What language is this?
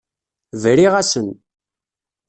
Kabyle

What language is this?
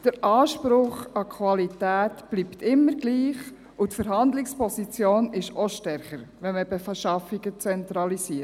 Swiss German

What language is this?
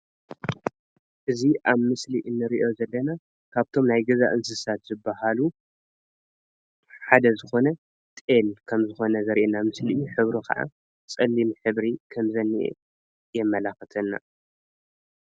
Tigrinya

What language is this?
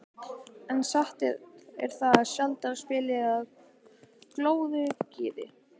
Icelandic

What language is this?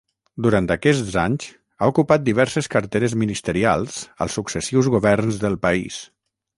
Catalan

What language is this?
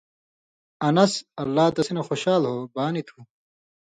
Indus Kohistani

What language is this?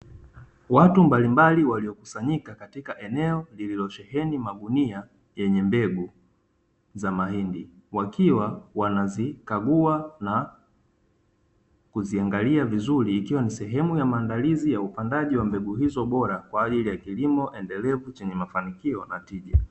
Swahili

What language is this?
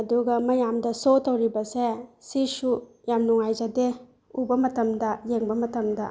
Manipuri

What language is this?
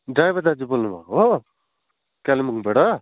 Nepali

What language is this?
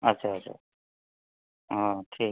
Maithili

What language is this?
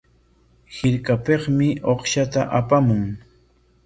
Corongo Ancash Quechua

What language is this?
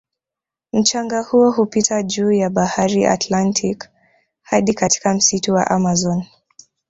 Swahili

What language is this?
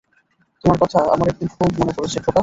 Bangla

